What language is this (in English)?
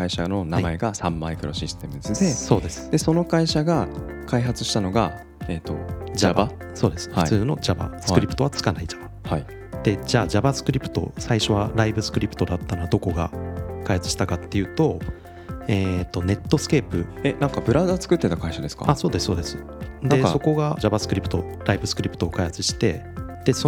Japanese